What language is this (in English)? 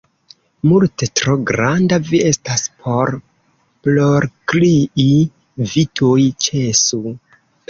Esperanto